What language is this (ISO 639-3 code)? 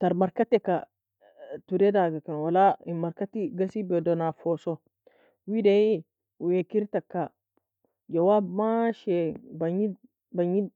fia